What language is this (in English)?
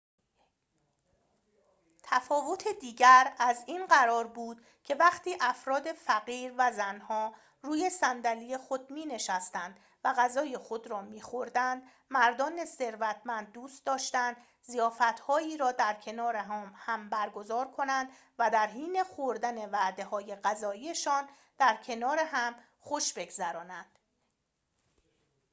Persian